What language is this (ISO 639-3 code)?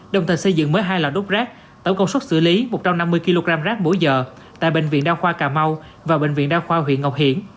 vie